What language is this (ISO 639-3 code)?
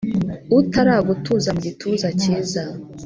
kin